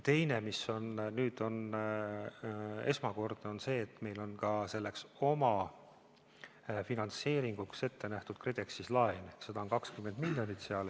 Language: Estonian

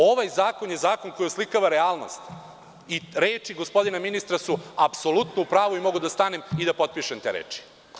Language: Serbian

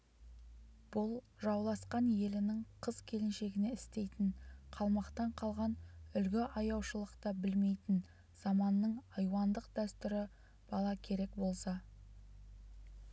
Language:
Kazakh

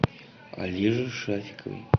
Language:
Russian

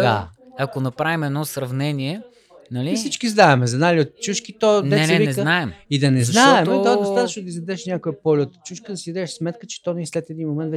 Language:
Bulgarian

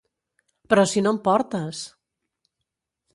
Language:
Catalan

